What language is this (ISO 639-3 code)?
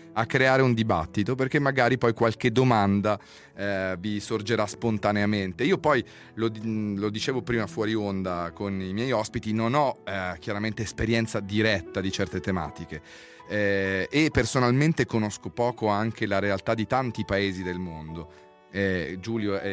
ita